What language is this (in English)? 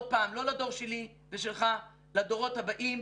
Hebrew